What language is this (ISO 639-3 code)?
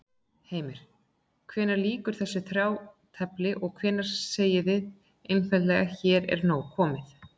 isl